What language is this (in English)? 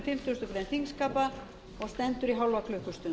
Icelandic